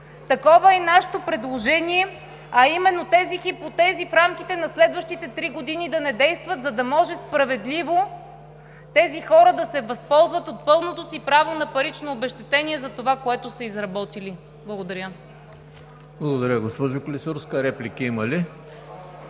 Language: Bulgarian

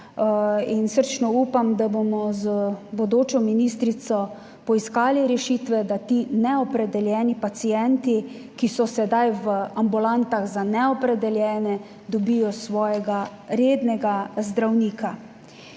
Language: Slovenian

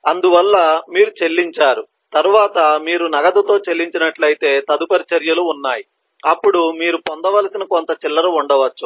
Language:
Telugu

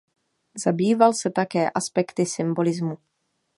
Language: Czech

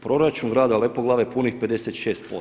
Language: Croatian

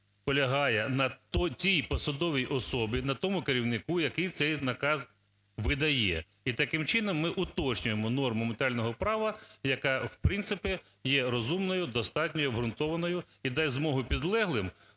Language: Ukrainian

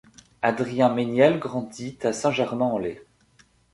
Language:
French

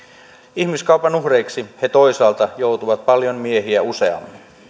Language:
Finnish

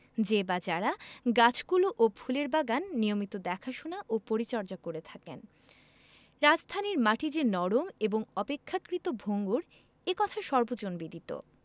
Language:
Bangla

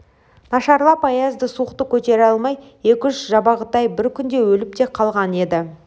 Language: Kazakh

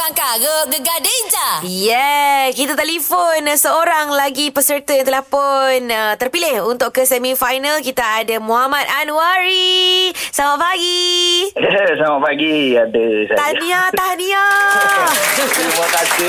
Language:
Malay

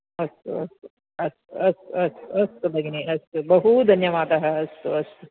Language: Sanskrit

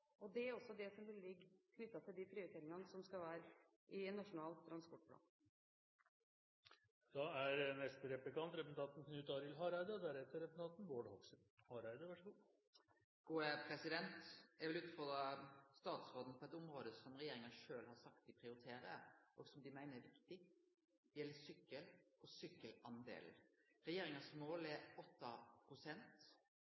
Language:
Norwegian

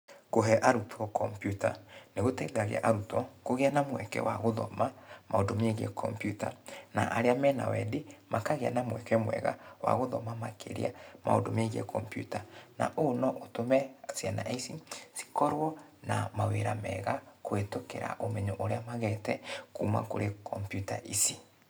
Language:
Kikuyu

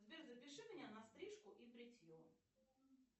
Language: Russian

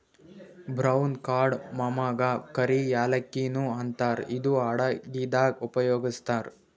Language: Kannada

